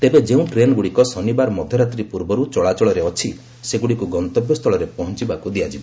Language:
Odia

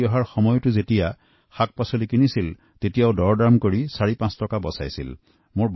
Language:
Assamese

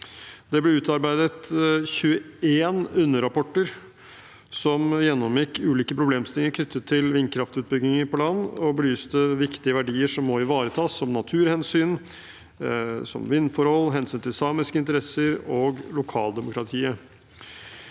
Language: Norwegian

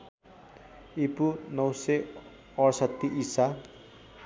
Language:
Nepali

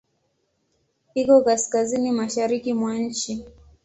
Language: Swahili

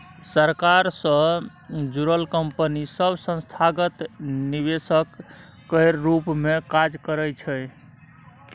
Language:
Maithili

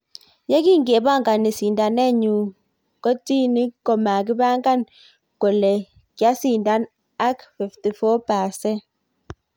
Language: Kalenjin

